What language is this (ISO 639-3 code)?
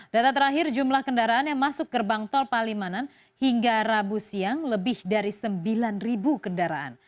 ind